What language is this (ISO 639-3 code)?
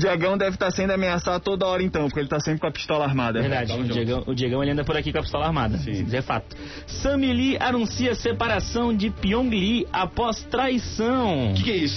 por